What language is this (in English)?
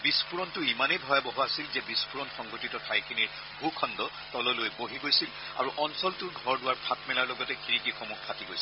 Assamese